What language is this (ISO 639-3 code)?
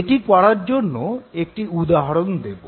ben